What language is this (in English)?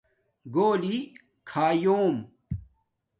Domaaki